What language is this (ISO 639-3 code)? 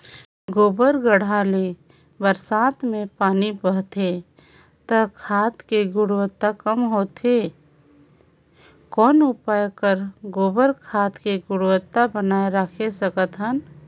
hne